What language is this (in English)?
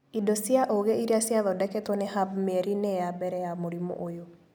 Kikuyu